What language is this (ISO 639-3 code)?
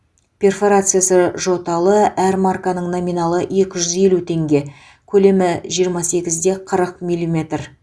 kaz